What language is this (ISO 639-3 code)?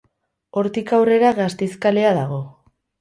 eus